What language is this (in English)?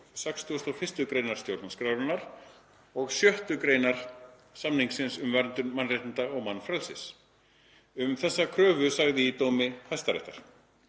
Icelandic